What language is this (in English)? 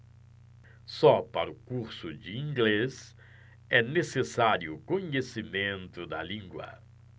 Portuguese